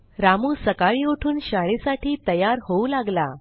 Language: Marathi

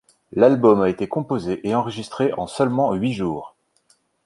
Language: French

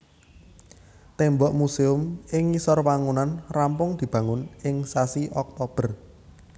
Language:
Javanese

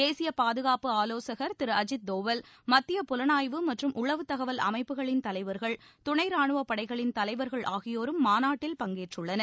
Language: Tamil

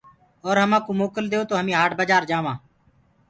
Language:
Gurgula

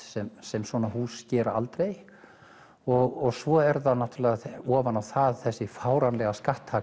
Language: Icelandic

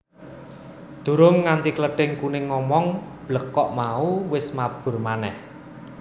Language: Javanese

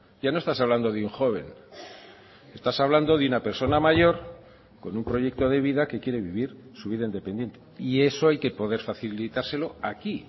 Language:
Spanish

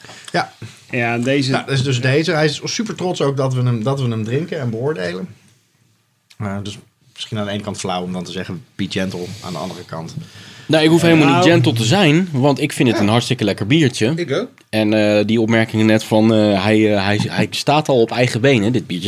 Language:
Dutch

